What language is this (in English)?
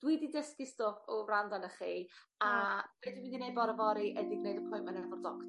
Welsh